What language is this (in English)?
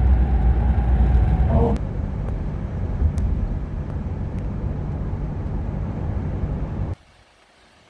Korean